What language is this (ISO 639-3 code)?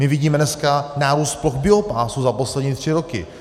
ces